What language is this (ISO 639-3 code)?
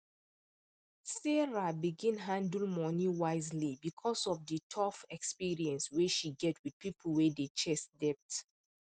pcm